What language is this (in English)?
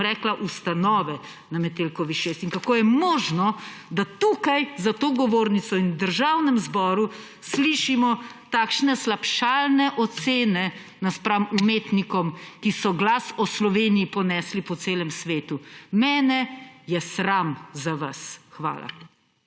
Slovenian